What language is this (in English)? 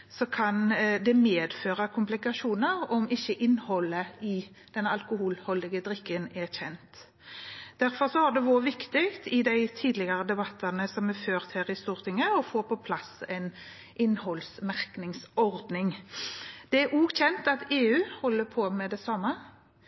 Norwegian Bokmål